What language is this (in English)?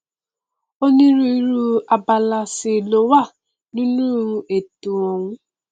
Yoruba